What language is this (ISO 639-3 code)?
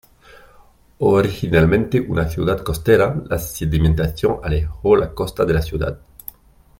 spa